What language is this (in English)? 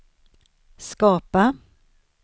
Swedish